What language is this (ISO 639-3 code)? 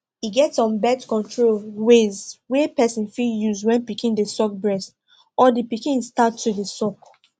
pcm